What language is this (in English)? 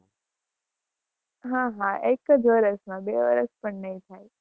Gujarati